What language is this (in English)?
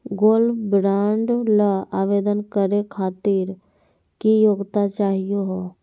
Magahi